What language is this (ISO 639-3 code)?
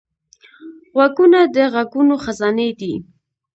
pus